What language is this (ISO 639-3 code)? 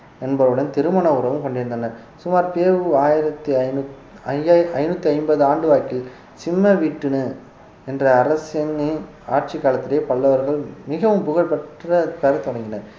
tam